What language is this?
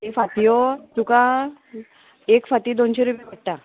Konkani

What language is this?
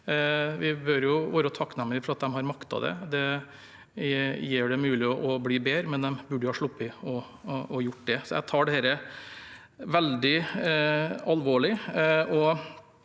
Norwegian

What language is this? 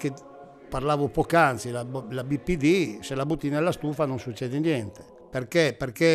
Italian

